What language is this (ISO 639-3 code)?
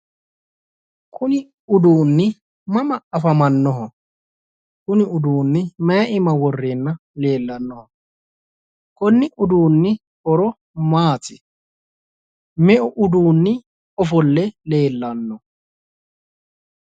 sid